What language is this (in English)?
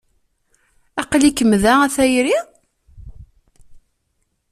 Kabyle